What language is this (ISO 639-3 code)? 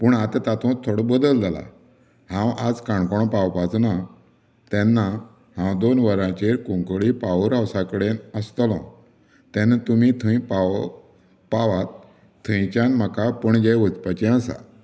kok